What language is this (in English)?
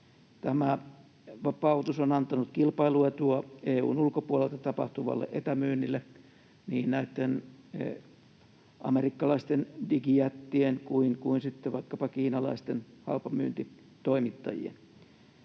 Finnish